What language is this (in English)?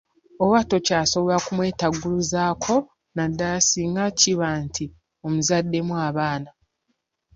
Ganda